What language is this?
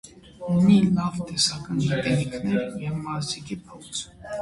Armenian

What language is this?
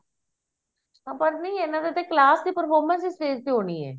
Punjabi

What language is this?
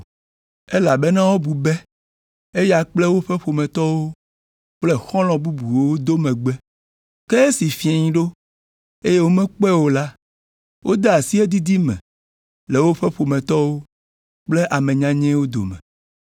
Ewe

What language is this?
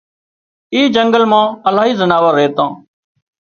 Wadiyara Koli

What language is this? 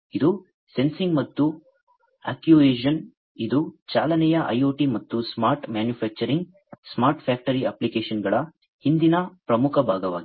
Kannada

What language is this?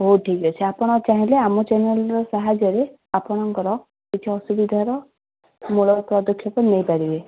Odia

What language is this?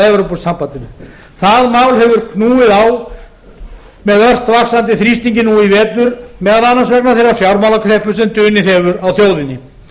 Icelandic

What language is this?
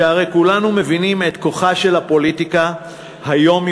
Hebrew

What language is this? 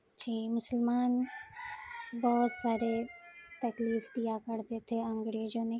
Urdu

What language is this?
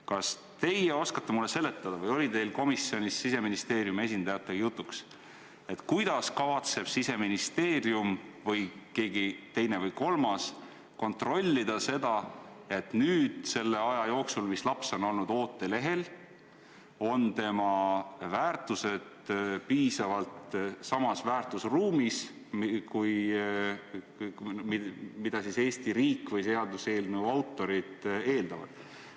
Estonian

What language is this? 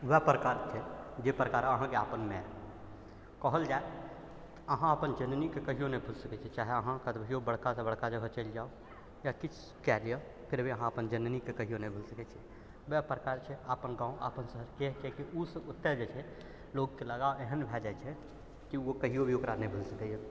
Maithili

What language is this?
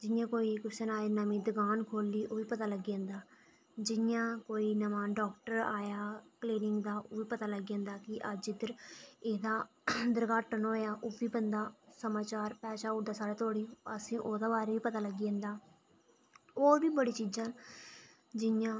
Dogri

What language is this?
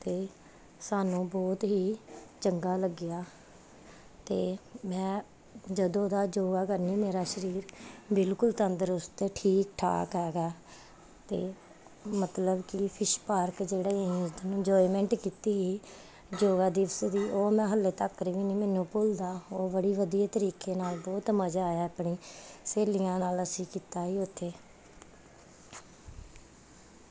Punjabi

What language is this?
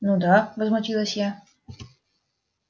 Russian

